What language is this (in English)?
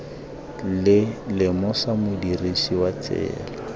Tswana